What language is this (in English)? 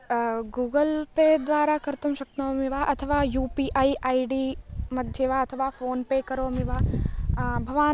Sanskrit